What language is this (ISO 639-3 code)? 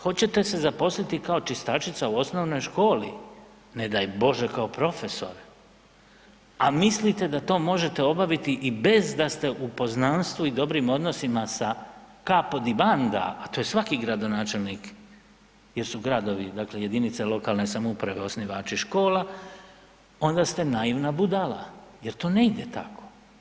hrv